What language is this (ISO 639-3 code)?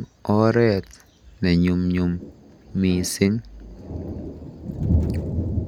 kln